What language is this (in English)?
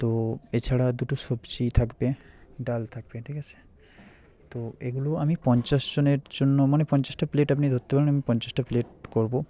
Bangla